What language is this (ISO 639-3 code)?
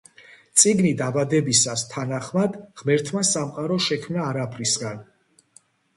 kat